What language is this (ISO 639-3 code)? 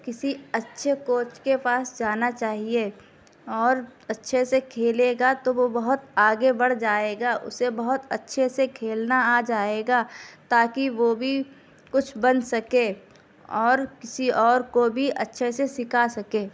urd